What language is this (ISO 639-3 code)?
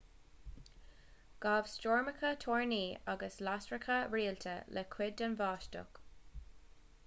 gle